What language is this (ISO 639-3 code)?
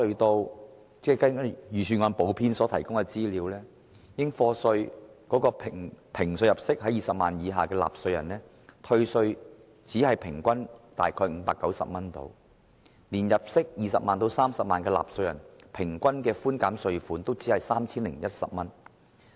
yue